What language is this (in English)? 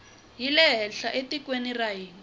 Tsonga